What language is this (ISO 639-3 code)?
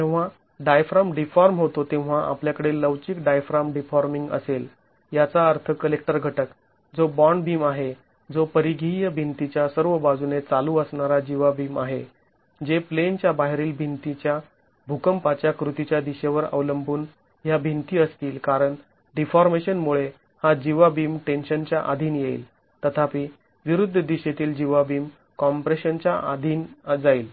mar